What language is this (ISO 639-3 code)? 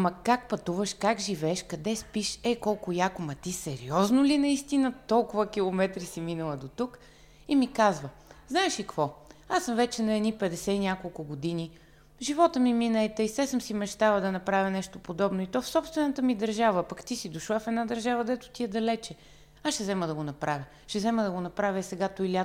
bul